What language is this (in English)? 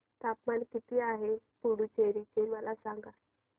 Marathi